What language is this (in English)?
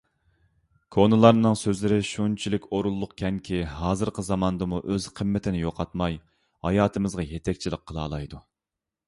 Uyghur